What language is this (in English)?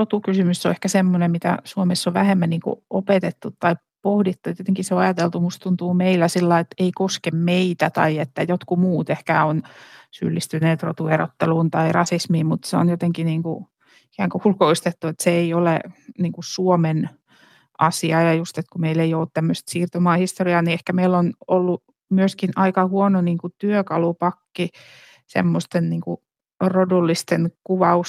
Finnish